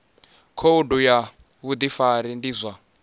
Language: Venda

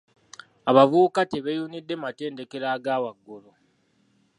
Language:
Ganda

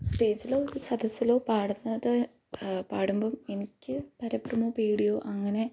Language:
Malayalam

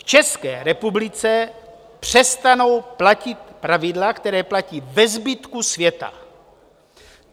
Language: Czech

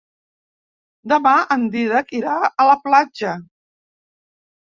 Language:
Catalan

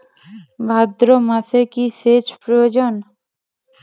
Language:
Bangla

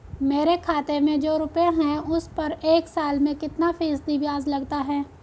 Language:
Hindi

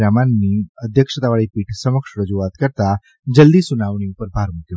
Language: Gujarati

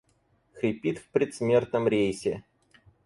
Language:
Russian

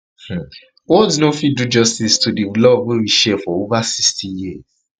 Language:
Nigerian Pidgin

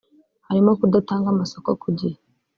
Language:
Kinyarwanda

